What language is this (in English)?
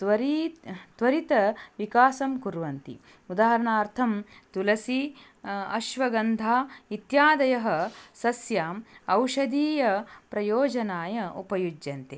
Sanskrit